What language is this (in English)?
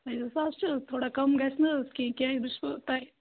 Kashmiri